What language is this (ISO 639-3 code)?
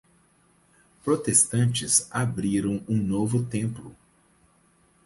por